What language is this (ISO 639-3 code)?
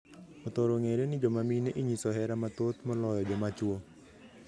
luo